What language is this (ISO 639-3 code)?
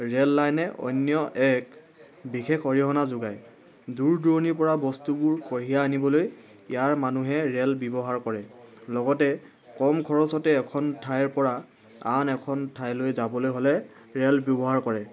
asm